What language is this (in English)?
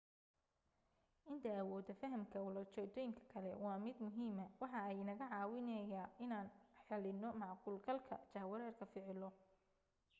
Somali